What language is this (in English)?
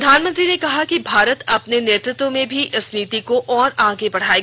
Hindi